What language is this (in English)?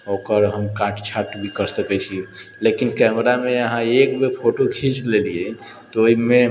Maithili